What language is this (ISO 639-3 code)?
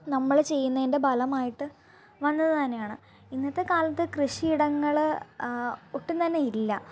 mal